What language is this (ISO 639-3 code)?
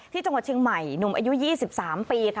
tha